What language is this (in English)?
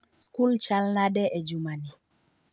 Luo (Kenya and Tanzania)